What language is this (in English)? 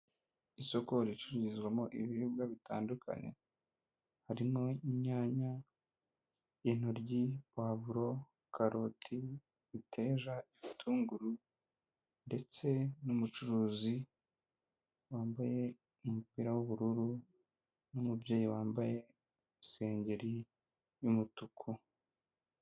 Kinyarwanda